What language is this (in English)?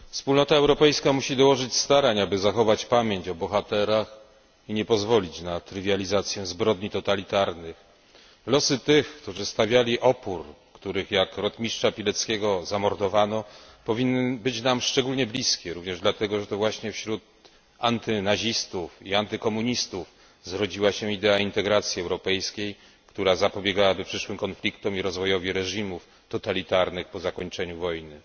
Polish